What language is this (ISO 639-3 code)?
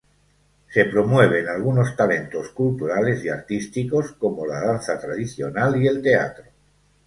spa